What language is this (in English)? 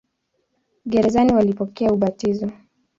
Swahili